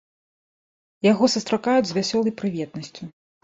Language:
Belarusian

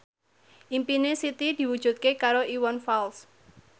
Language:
Javanese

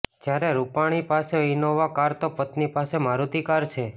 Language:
Gujarati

